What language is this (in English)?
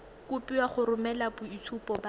Tswana